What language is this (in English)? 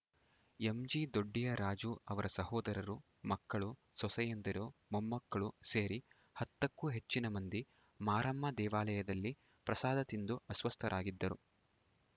Kannada